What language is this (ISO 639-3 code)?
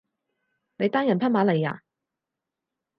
yue